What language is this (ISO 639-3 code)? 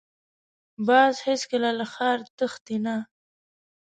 pus